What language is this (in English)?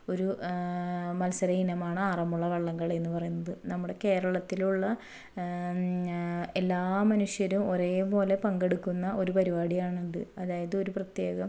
Malayalam